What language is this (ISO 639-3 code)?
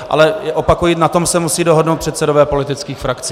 ces